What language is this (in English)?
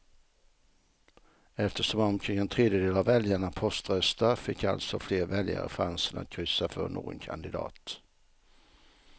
Swedish